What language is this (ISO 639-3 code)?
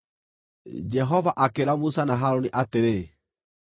kik